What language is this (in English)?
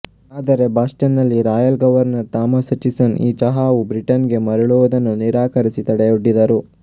Kannada